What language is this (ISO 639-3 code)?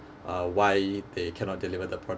eng